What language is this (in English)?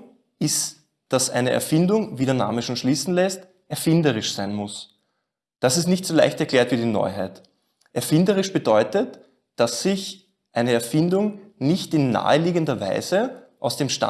German